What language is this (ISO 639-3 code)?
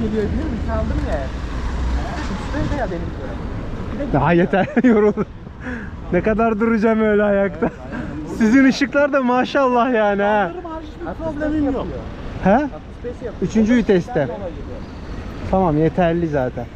tur